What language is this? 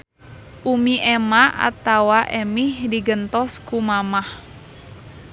Sundanese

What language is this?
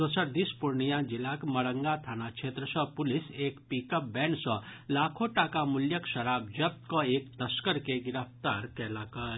Maithili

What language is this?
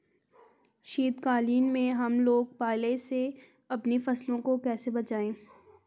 Hindi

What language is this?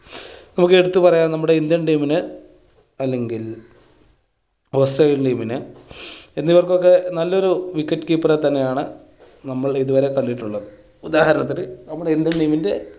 Malayalam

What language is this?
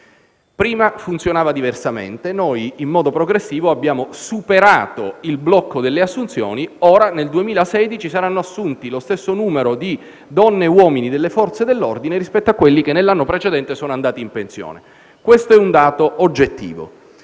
Italian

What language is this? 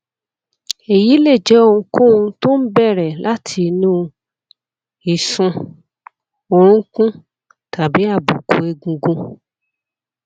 Yoruba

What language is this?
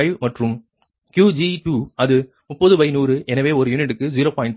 Tamil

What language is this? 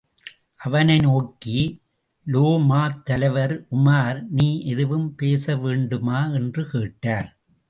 Tamil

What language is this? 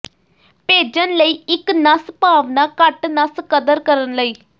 Punjabi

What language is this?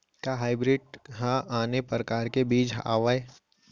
Chhattisgarhi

